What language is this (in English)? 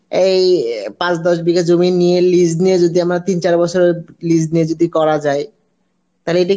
Bangla